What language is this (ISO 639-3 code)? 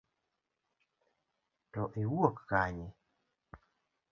luo